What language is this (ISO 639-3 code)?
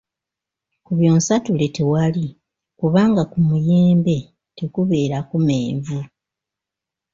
lug